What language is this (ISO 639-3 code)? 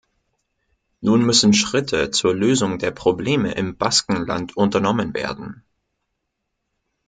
deu